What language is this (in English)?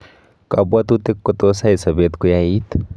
Kalenjin